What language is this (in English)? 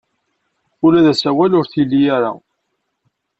Kabyle